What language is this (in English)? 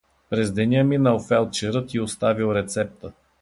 Bulgarian